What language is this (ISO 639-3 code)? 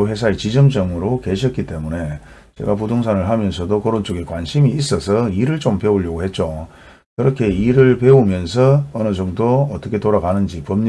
kor